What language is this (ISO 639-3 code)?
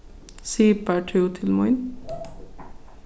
fao